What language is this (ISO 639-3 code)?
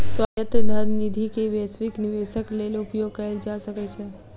mai